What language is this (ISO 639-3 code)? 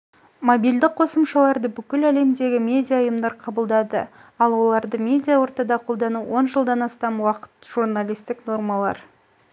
kaz